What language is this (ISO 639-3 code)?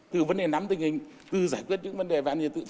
vie